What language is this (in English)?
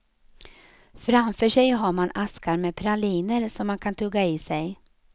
Swedish